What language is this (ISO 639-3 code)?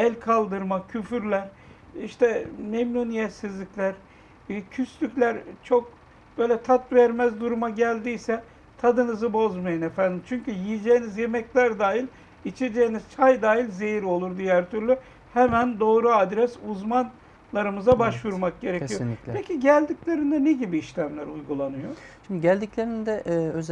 tur